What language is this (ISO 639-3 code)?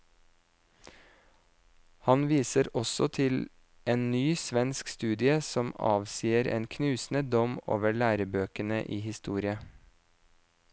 nor